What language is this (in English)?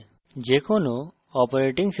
Bangla